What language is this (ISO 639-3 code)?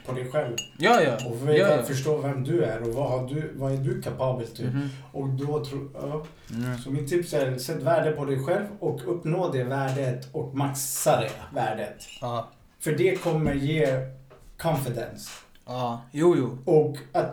swe